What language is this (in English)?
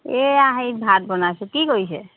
Assamese